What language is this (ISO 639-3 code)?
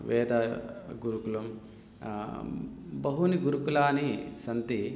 san